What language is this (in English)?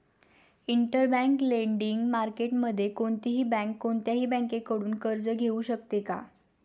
Marathi